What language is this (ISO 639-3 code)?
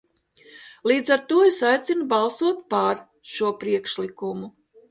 lav